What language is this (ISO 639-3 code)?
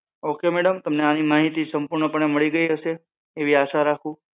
guj